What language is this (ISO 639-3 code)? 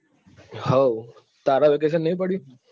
guj